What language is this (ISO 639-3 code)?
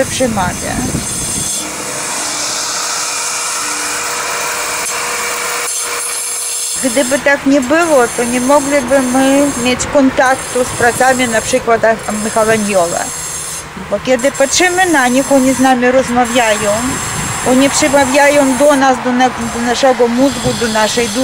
ukr